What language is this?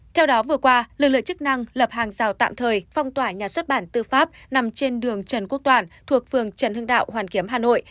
Vietnamese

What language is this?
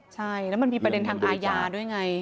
Thai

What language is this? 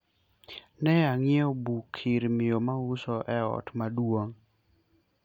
Luo (Kenya and Tanzania)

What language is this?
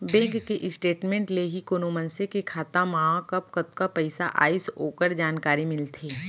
Chhattisgarhi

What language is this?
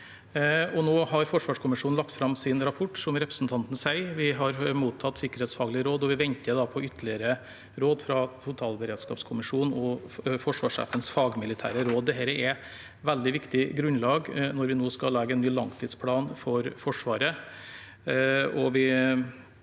Norwegian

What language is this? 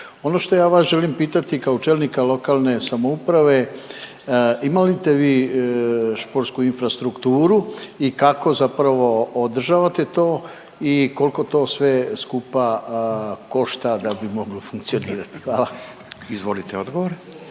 Croatian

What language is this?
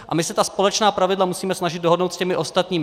Czech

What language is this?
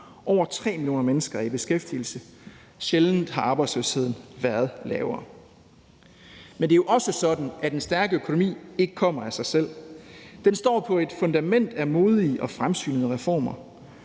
Danish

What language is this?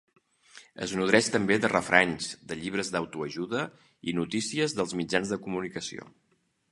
Catalan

